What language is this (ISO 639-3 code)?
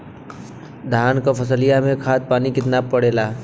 bho